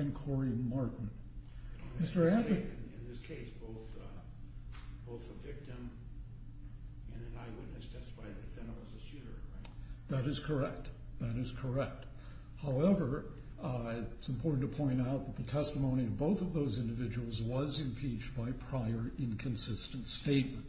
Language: English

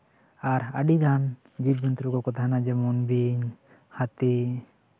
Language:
Santali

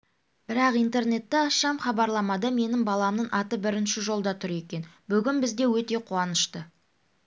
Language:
Kazakh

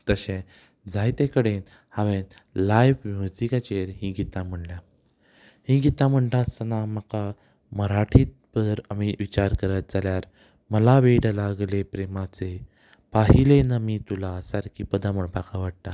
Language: Konkani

